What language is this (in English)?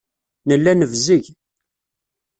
Kabyle